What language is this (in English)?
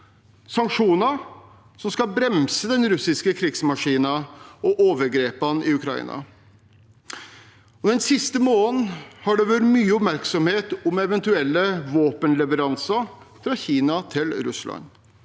Norwegian